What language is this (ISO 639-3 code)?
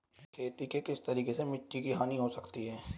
hin